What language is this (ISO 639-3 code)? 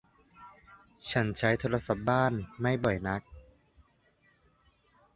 tha